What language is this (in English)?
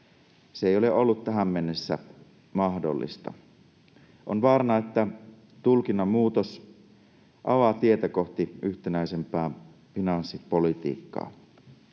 Finnish